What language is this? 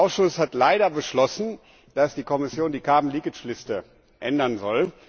German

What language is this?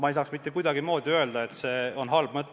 Estonian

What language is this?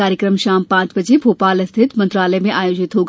Hindi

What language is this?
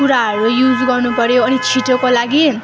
Nepali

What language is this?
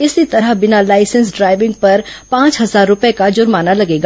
Hindi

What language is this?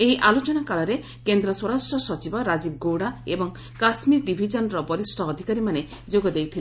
Odia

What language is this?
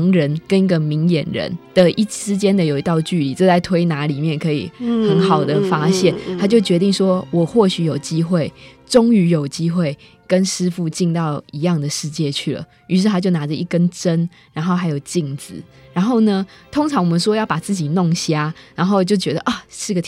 Chinese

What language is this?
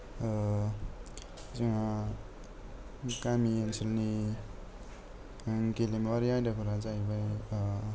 Bodo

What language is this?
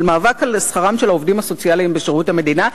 Hebrew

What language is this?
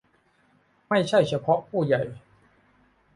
Thai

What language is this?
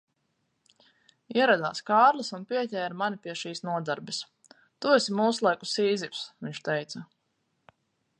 Latvian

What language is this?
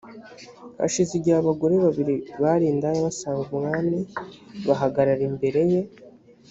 Kinyarwanda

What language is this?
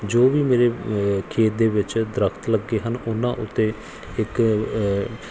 Punjabi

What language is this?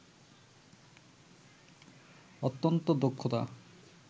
Bangla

